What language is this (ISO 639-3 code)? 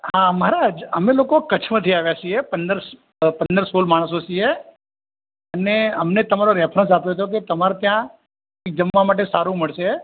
guj